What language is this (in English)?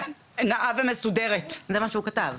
Hebrew